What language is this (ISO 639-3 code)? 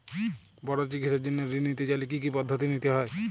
ben